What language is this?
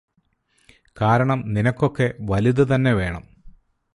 Malayalam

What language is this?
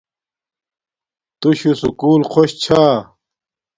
Domaaki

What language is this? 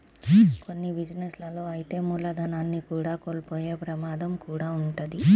Telugu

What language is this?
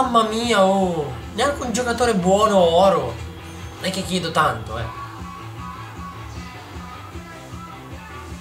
Italian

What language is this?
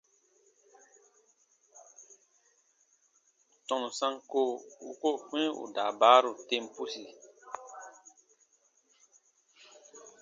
Baatonum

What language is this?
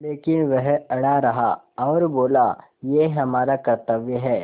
Hindi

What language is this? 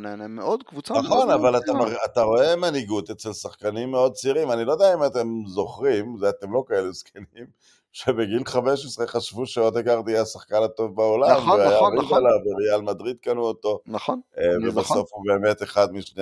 Hebrew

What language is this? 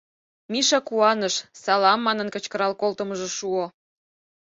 Mari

